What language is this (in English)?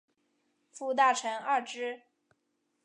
Chinese